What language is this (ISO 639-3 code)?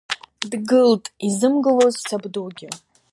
abk